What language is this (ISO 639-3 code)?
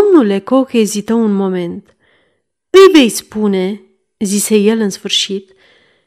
ron